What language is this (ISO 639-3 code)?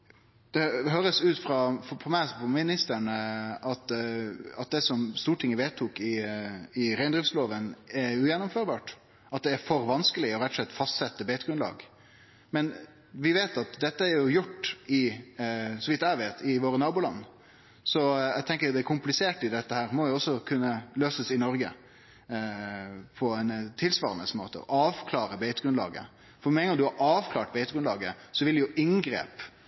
nno